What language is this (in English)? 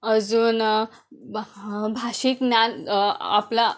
Marathi